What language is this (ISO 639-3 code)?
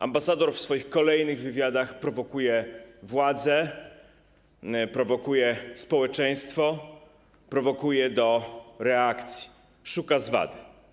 pol